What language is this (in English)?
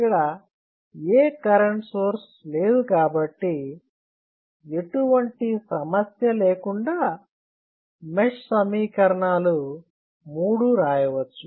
Telugu